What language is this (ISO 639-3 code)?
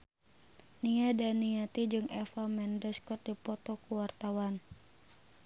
sun